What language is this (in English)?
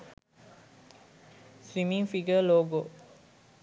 Sinhala